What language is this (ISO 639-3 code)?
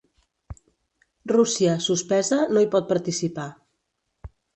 cat